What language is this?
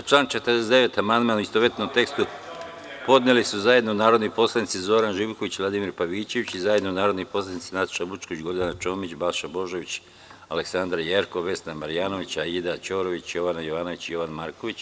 Serbian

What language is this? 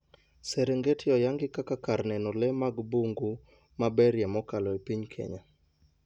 Luo (Kenya and Tanzania)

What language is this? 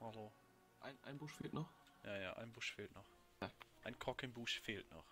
German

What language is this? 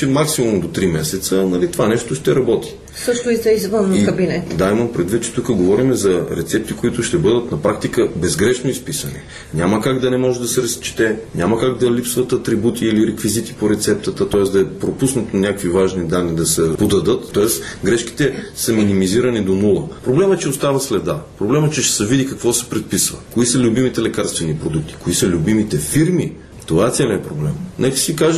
Bulgarian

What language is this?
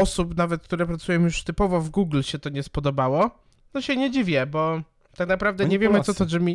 Polish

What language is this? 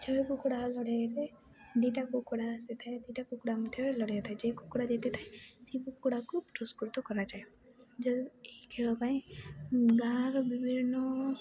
Odia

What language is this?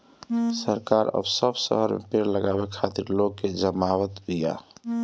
Bhojpuri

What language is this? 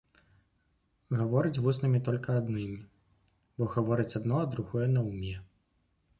Belarusian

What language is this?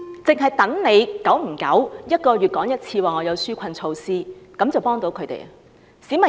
Cantonese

